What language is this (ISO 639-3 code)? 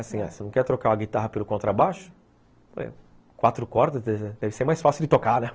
por